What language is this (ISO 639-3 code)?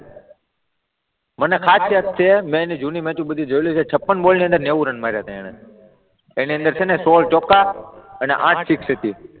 guj